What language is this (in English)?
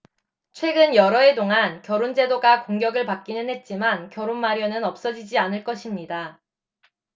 Korean